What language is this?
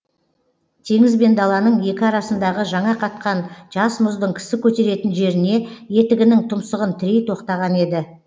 Kazakh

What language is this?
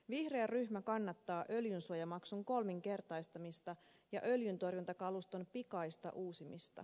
Finnish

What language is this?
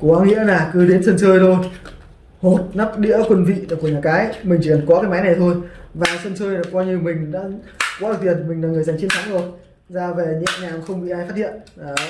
Vietnamese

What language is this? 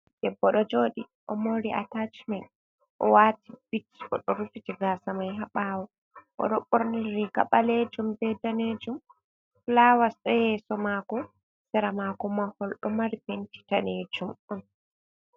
Fula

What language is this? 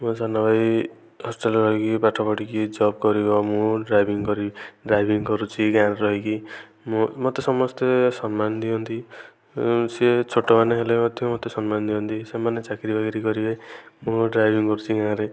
Odia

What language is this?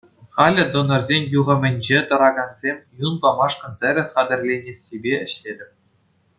Chuvash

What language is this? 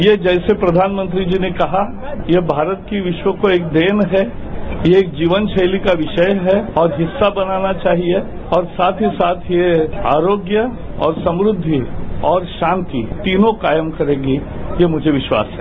Hindi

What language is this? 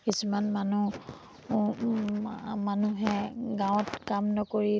Assamese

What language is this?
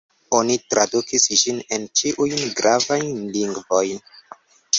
Esperanto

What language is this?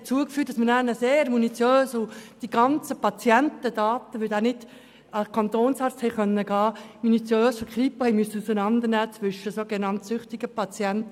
Swiss German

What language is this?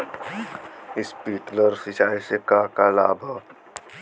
Bhojpuri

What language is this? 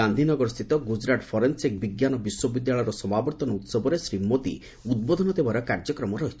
Odia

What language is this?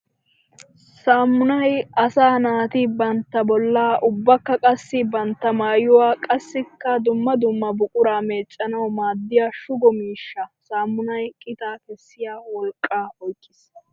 Wolaytta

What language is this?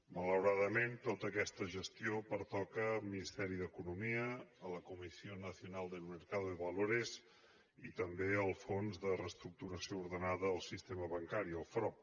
Catalan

